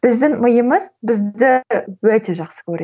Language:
Kazakh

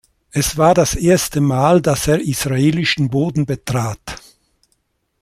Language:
German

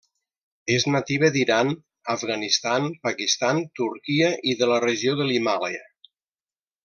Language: Catalan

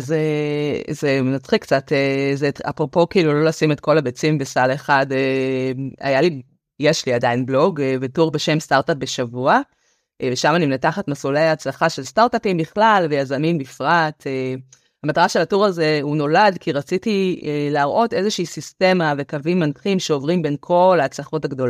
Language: Hebrew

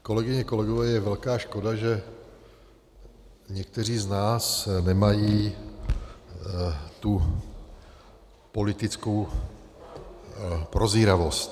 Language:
Czech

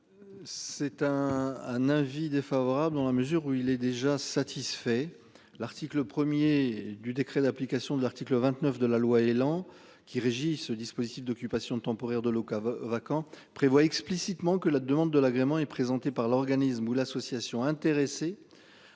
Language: French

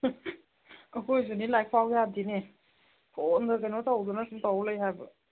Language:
Manipuri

